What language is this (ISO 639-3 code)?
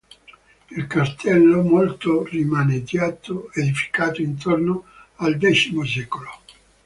ita